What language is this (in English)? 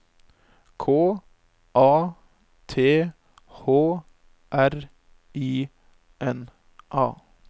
Norwegian